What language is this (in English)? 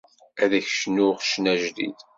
Kabyle